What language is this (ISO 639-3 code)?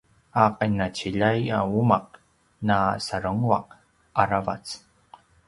pwn